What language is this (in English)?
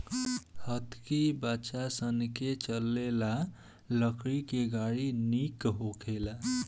Bhojpuri